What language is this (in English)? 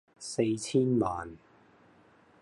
Cantonese